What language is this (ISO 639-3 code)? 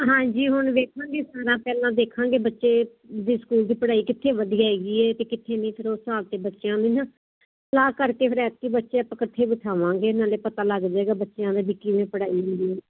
pan